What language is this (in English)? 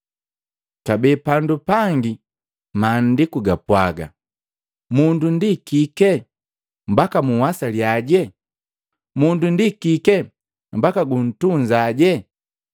Matengo